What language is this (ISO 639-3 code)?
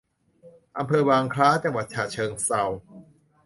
tha